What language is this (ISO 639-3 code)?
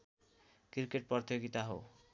nep